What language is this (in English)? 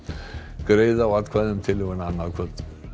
Icelandic